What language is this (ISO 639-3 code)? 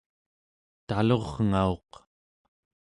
esu